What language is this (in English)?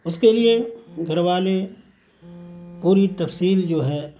Urdu